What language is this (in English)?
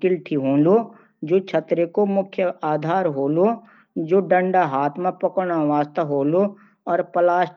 Garhwali